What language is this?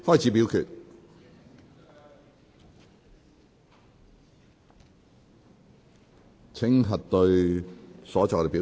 Cantonese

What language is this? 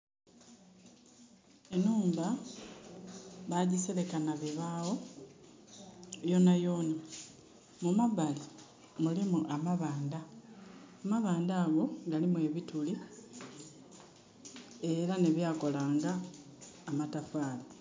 Soga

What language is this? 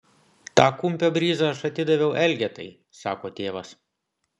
Lithuanian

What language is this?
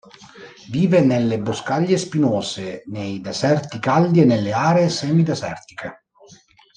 Italian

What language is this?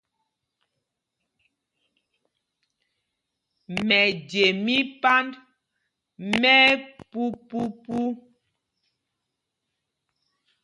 Mpumpong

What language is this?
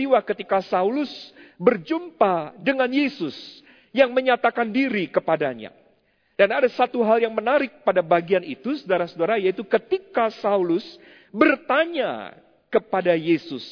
Indonesian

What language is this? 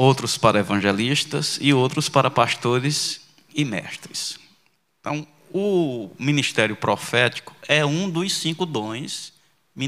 Portuguese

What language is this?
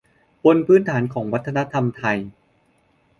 Thai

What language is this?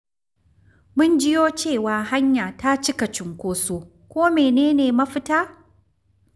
Hausa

